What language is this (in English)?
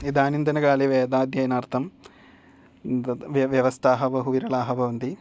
Sanskrit